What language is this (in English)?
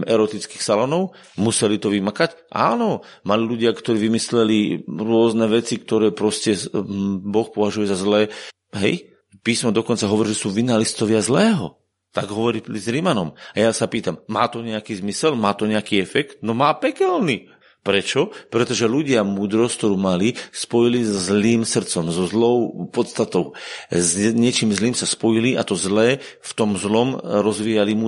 Slovak